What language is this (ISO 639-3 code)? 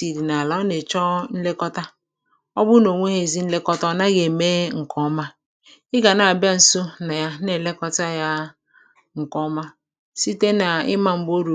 ibo